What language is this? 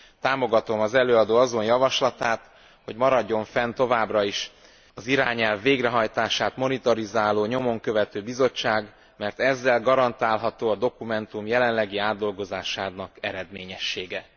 Hungarian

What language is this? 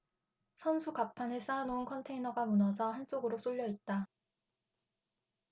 Korean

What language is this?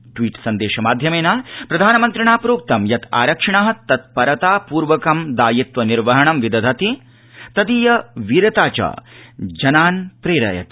Sanskrit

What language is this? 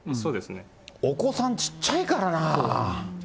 Japanese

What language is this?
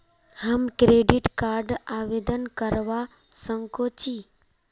Magahi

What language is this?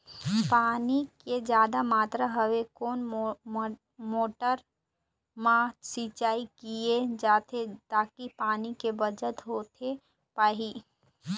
Chhattisgarhi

